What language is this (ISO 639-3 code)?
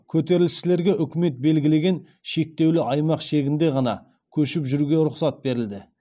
kaz